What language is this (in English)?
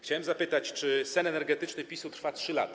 Polish